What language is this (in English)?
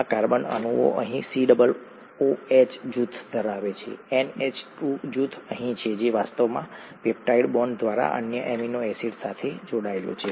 Gujarati